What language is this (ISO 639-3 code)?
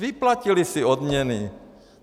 ces